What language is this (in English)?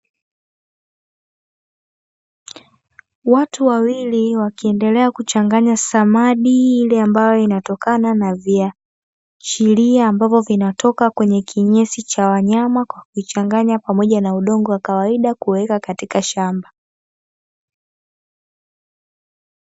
Swahili